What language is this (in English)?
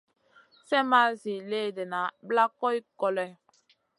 Masana